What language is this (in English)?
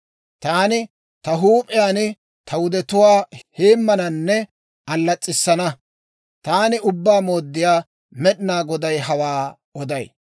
Dawro